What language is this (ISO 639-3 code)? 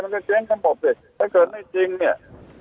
tha